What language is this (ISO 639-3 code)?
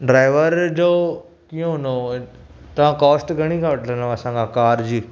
snd